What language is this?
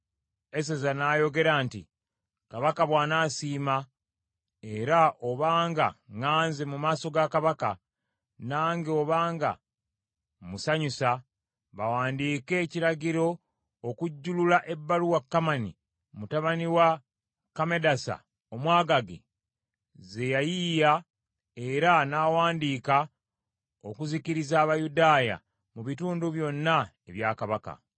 Ganda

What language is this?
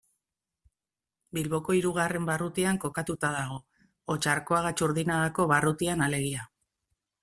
Basque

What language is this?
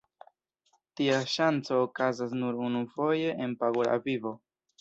Esperanto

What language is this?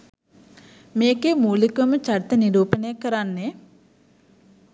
Sinhala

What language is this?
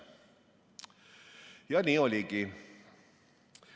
Estonian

